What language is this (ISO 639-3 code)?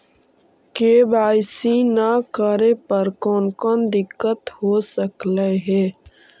mag